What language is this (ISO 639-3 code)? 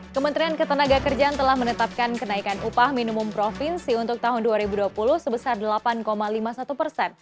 ind